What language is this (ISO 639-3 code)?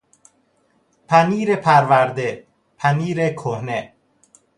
fas